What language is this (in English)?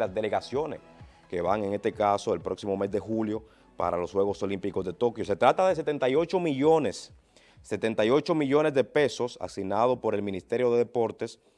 Spanish